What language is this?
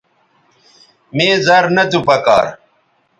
Bateri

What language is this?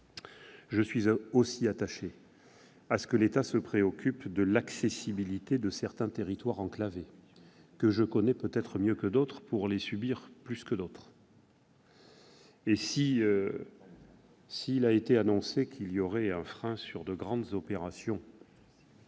French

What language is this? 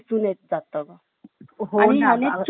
Marathi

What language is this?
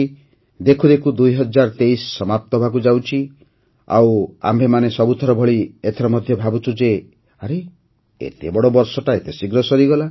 Odia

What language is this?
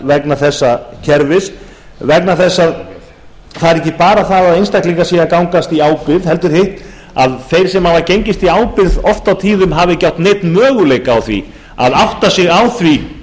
Icelandic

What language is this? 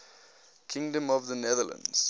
English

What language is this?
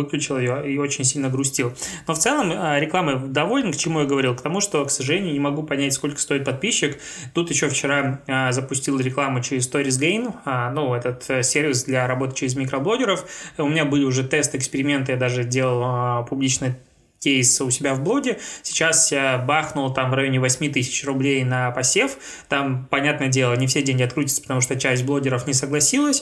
Russian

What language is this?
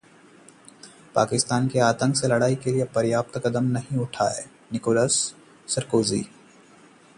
Hindi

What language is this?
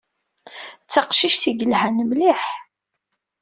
Kabyle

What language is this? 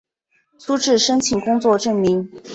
Chinese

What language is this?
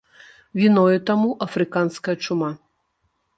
Belarusian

